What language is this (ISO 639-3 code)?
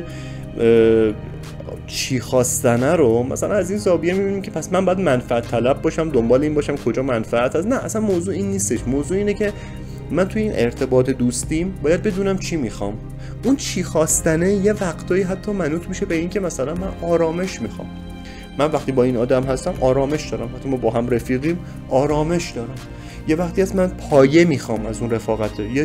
fas